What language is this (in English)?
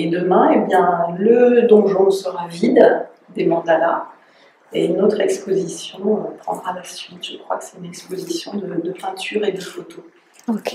French